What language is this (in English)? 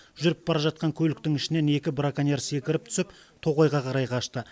Kazakh